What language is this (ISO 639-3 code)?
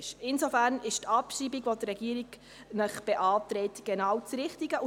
gsw